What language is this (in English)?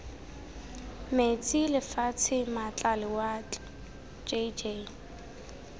Tswana